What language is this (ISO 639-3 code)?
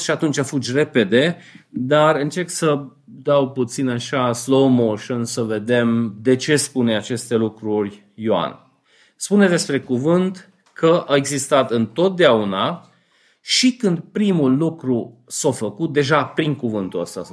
ron